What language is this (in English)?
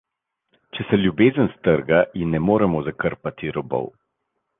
Slovenian